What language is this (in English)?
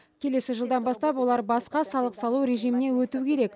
Kazakh